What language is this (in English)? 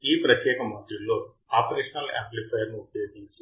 Telugu